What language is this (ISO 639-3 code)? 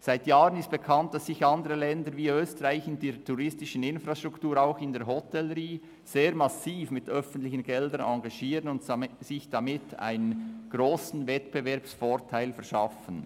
gsw